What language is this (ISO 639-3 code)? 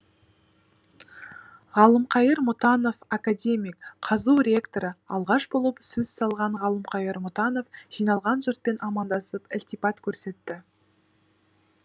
kaz